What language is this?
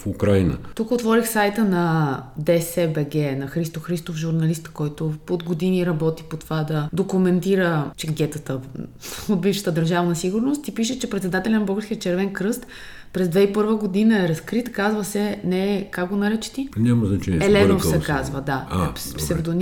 Bulgarian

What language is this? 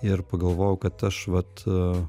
Lithuanian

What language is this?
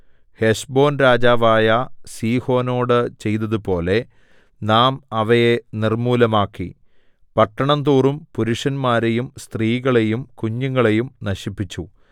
Malayalam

